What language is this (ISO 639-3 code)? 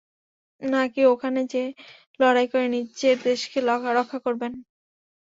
ben